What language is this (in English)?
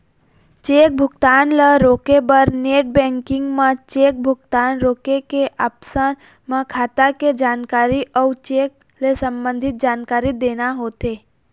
Chhattisgarhi